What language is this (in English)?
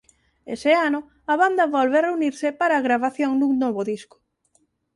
Galician